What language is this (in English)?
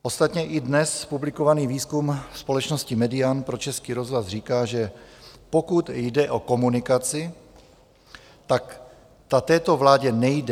Czech